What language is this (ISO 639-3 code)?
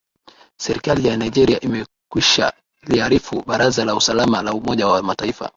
swa